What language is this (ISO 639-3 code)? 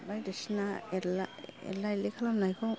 brx